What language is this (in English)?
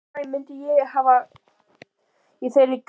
Icelandic